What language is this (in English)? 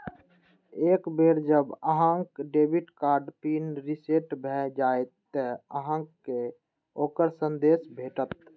Maithili